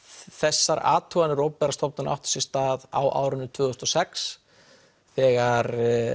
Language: Icelandic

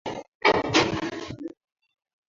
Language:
Swahili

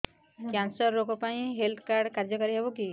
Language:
Odia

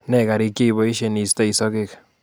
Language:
Kalenjin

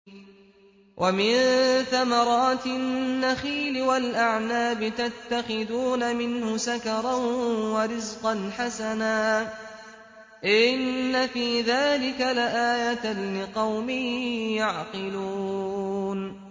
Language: Arabic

